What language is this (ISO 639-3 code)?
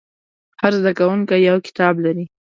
pus